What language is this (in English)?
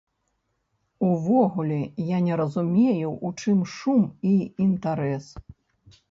Belarusian